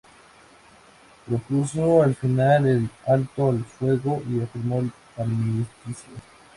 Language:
Spanish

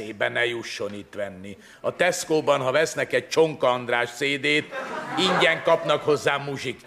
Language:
Hungarian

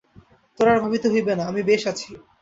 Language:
Bangla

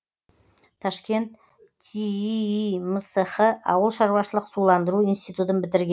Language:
Kazakh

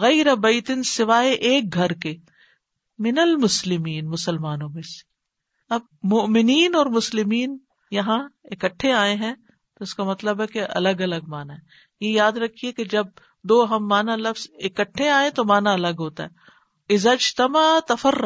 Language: Urdu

